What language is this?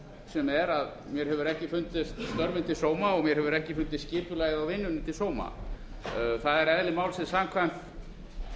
Icelandic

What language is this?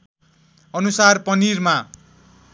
Nepali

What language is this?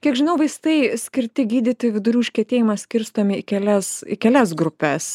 Lithuanian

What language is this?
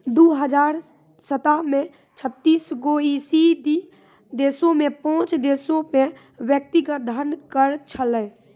Maithili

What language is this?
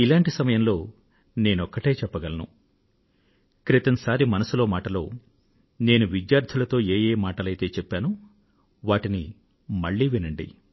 Telugu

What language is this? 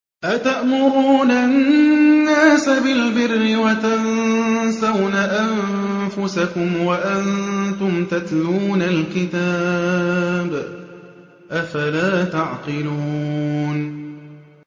Arabic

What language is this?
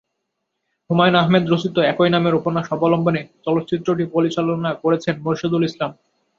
Bangla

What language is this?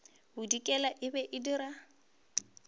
Northern Sotho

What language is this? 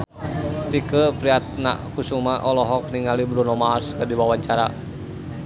Sundanese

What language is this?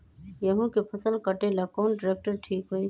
Magahi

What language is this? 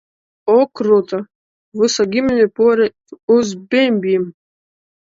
Latvian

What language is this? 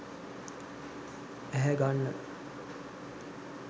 Sinhala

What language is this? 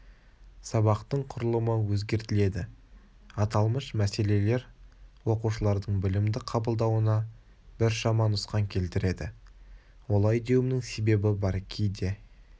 Kazakh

